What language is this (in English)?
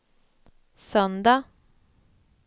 Swedish